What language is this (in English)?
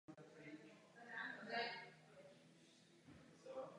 Czech